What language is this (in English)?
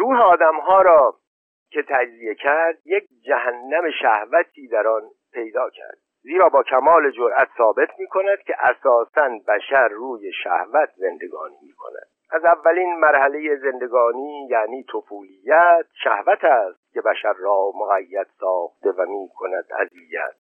Persian